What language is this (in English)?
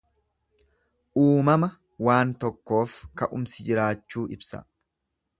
Oromo